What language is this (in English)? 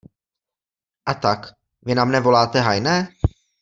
Czech